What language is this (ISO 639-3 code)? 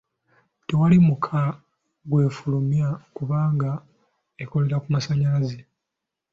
lug